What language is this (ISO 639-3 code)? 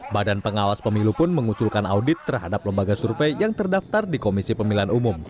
ind